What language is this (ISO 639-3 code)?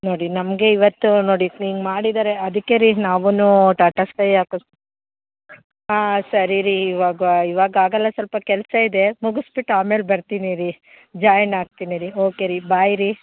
kan